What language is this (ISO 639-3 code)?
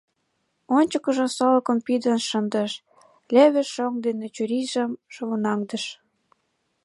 chm